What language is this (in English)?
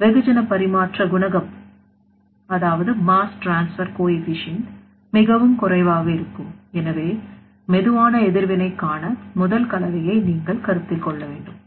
Tamil